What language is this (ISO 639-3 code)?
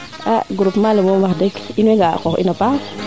srr